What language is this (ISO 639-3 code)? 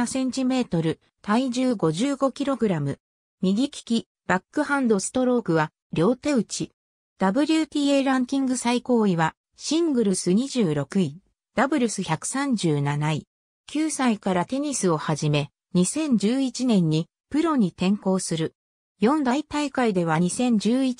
jpn